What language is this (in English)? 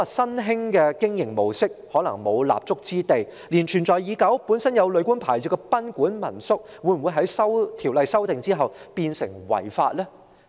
Cantonese